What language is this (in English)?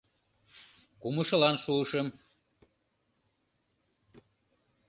Mari